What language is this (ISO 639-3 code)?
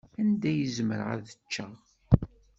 kab